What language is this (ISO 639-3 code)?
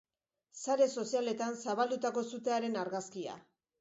eus